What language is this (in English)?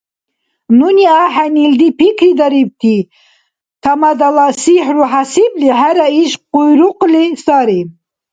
Dargwa